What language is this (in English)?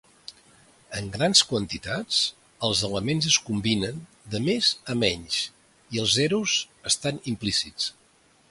Catalan